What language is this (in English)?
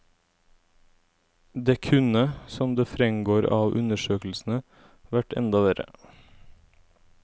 Norwegian